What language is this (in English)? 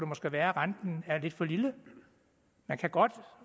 Danish